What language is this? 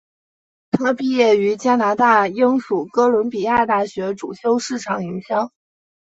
Chinese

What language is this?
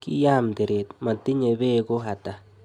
Kalenjin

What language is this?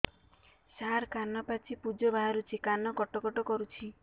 Odia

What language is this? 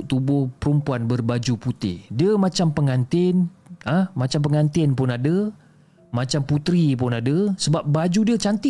Malay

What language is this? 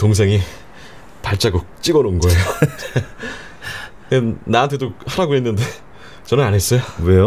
Korean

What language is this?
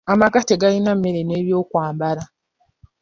Ganda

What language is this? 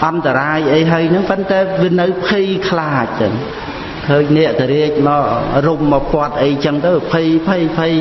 Khmer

